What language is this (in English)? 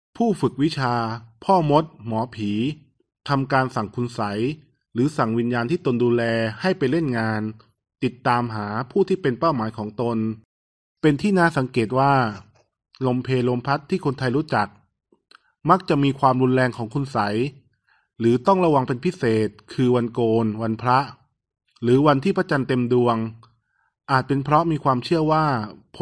Thai